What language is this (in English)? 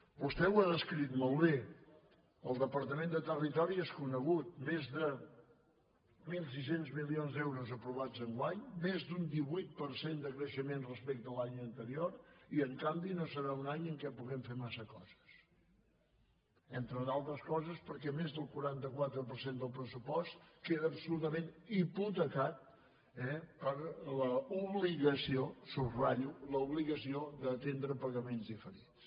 Catalan